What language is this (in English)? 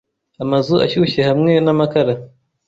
Kinyarwanda